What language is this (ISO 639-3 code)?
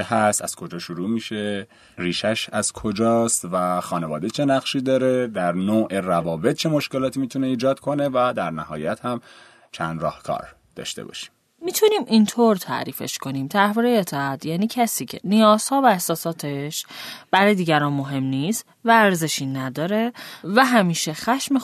fas